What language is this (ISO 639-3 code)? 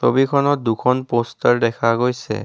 asm